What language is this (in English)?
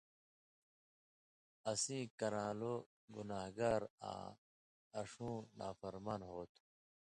Indus Kohistani